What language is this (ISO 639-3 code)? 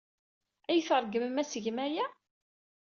kab